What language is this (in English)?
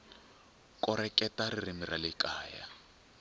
Tsonga